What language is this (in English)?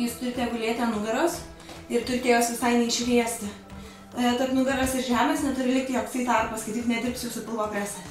Lithuanian